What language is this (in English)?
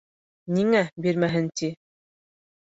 Bashkir